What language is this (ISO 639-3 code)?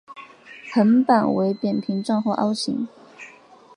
zho